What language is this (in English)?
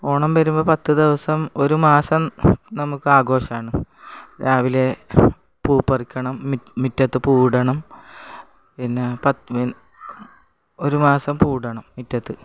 Malayalam